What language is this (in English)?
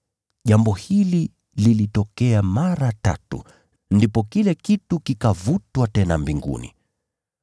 Swahili